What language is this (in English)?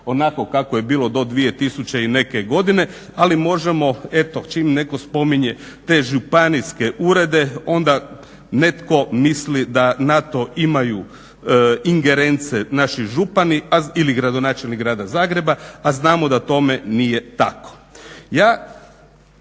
Croatian